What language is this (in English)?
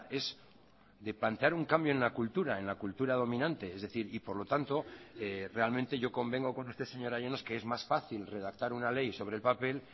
Spanish